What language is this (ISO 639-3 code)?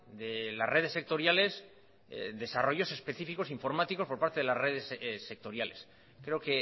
spa